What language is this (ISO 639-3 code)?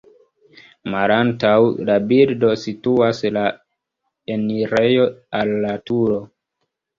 epo